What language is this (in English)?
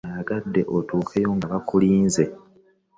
Ganda